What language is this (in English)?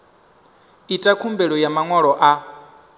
Venda